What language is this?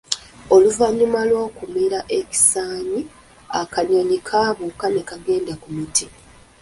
Ganda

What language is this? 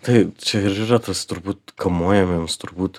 Lithuanian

